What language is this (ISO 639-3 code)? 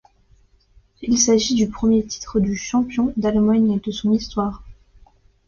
fra